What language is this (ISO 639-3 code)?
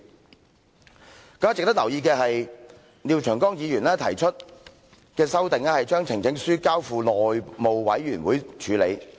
yue